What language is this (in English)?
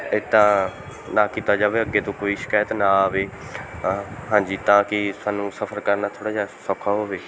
Punjabi